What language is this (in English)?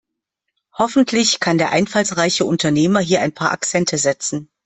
German